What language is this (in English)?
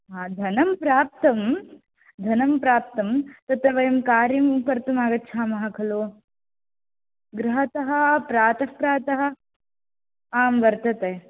Sanskrit